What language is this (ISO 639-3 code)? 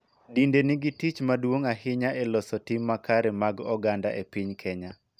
luo